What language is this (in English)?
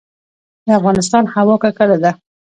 Pashto